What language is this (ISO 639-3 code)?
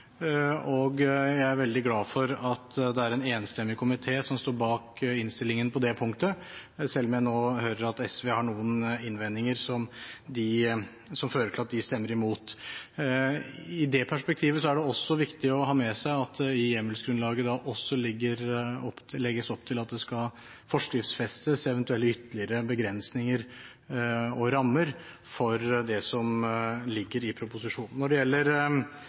nob